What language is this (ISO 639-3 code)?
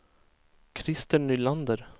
swe